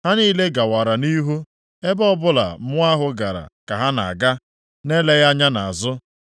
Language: Igbo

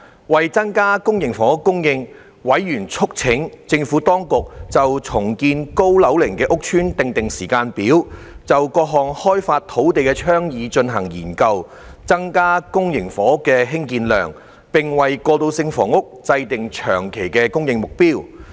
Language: Cantonese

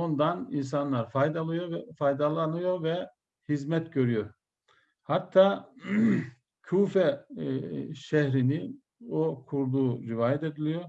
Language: Turkish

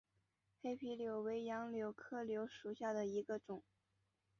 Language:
Chinese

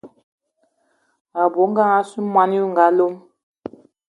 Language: Eton (Cameroon)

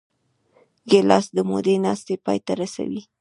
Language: Pashto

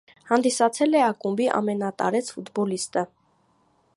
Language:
Armenian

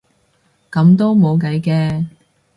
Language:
Cantonese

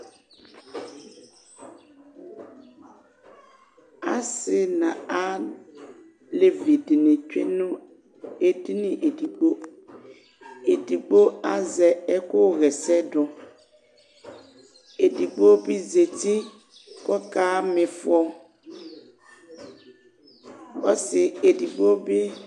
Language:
Ikposo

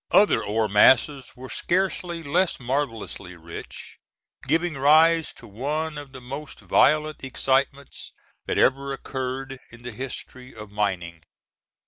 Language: English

